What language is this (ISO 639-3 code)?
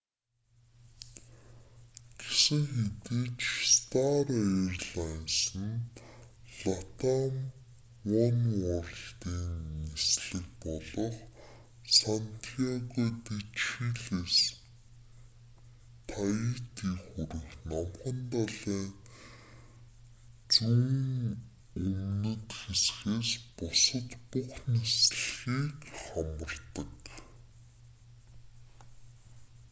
mon